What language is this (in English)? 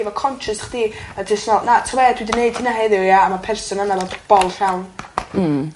Welsh